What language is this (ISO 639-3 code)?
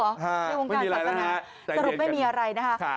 tha